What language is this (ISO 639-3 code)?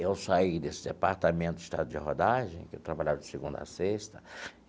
por